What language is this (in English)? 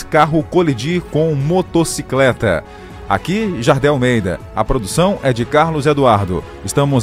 Portuguese